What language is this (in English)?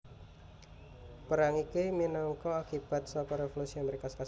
Javanese